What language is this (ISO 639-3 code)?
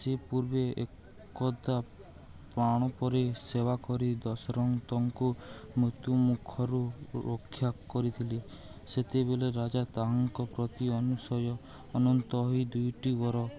ori